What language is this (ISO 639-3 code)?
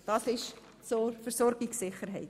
gsw